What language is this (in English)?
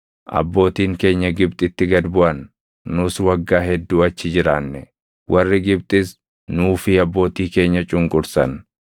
Oromo